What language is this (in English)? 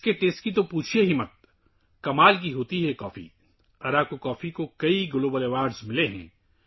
Urdu